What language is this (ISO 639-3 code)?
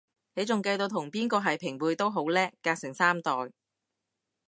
yue